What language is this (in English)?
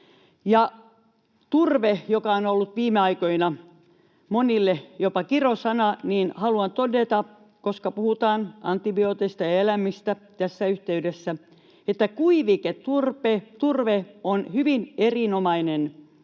Finnish